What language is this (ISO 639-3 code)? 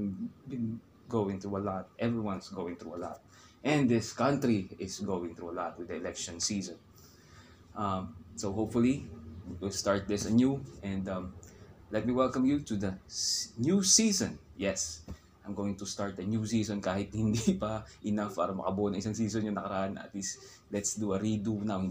fil